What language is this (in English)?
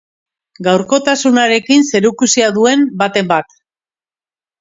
Basque